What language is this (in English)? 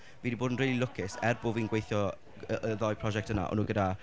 Welsh